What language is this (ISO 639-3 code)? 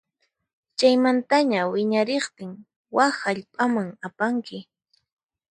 qxp